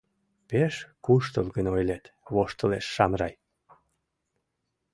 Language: Mari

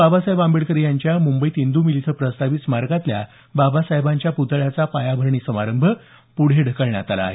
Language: Marathi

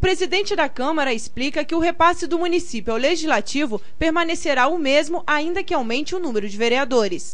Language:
Portuguese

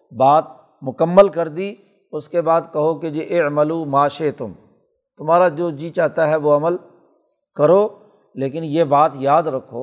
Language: Urdu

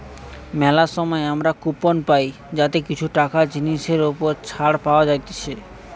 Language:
Bangla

